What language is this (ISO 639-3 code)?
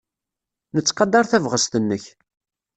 kab